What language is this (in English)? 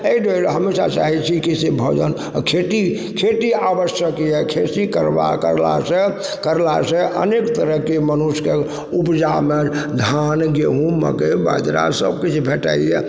Maithili